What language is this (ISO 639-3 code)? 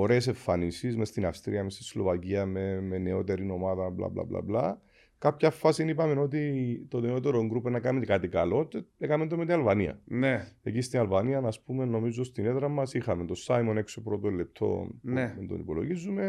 ell